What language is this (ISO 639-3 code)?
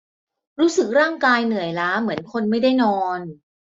tha